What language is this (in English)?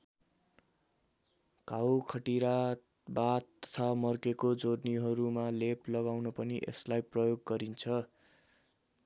Nepali